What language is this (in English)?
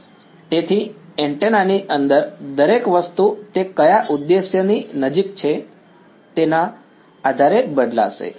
Gujarati